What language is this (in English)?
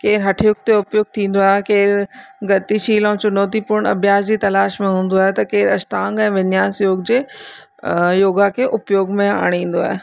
Sindhi